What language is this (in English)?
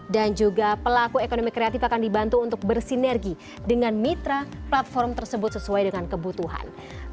Indonesian